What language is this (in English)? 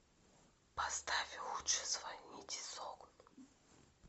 Russian